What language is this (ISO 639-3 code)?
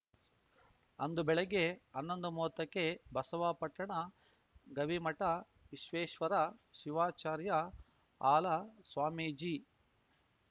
kan